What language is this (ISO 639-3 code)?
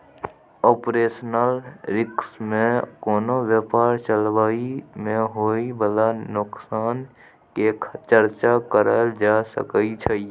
mai